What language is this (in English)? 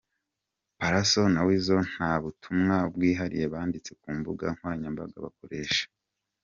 Kinyarwanda